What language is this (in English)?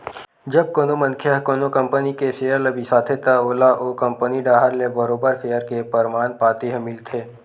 Chhattisgarhi